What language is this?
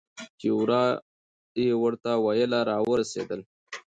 Pashto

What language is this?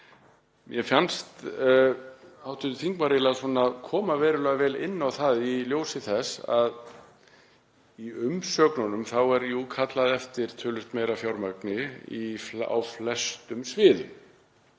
Icelandic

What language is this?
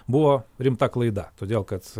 Lithuanian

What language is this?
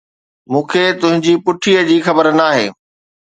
Sindhi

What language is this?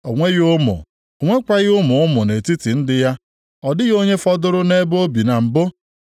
Igbo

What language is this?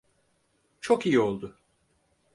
Turkish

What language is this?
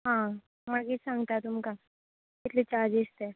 Konkani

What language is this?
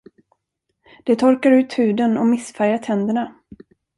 Swedish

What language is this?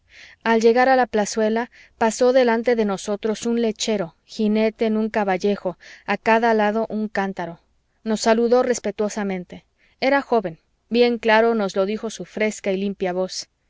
Spanish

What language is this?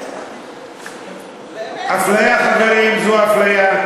Hebrew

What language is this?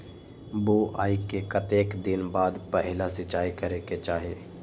Magahi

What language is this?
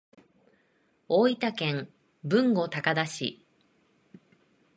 Japanese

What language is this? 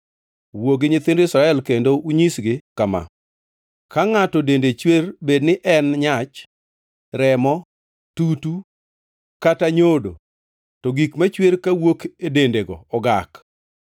Luo (Kenya and Tanzania)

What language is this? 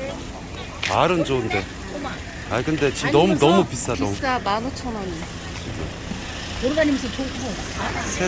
Korean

